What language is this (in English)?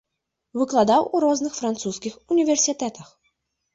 Belarusian